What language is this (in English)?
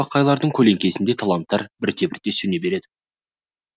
Kazakh